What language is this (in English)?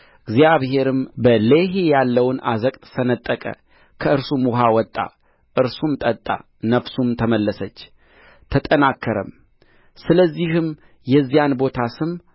Amharic